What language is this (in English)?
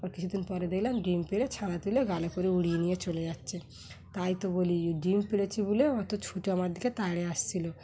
Bangla